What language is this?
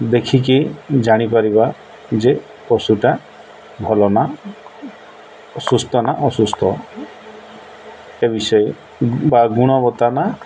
Odia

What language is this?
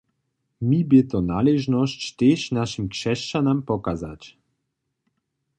Upper Sorbian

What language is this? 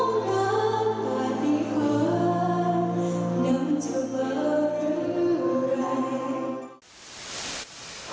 Thai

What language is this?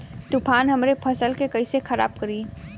Bhojpuri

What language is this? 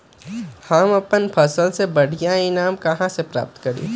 Magahi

